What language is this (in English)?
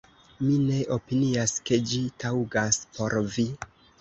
Esperanto